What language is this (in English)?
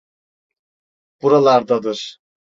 Turkish